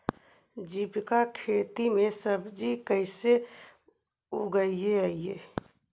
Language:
Magahi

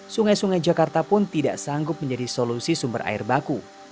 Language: Indonesian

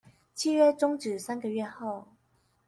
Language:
Chinese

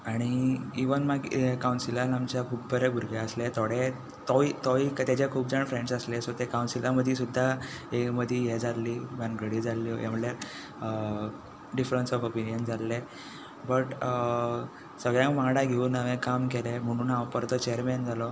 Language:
Konkani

